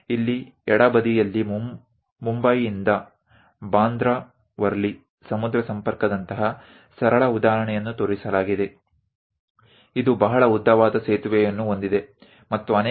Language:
Gujarati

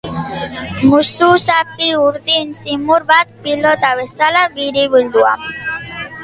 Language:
Basque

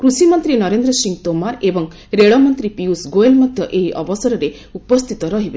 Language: Odia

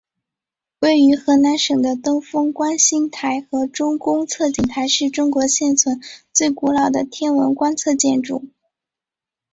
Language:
Chinese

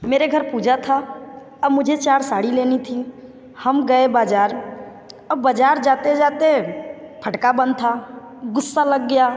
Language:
Hindi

